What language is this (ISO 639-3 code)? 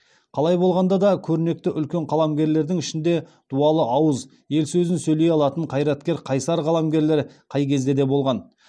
kaz